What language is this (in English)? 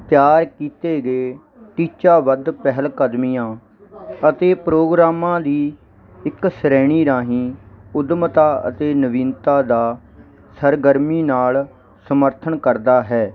Punjabi